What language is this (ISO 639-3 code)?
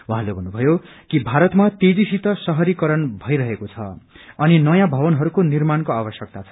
nep